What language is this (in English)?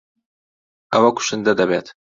Central Kurdish